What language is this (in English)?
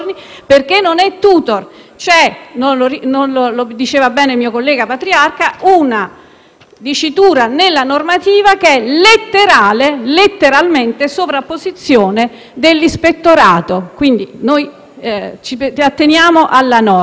Italian